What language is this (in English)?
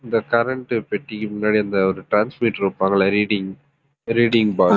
Tamil